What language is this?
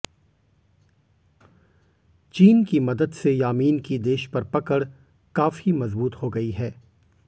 Hindi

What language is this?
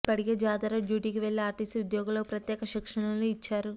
Telugu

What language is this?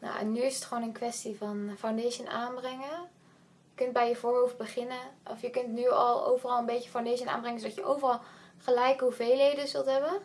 Dutch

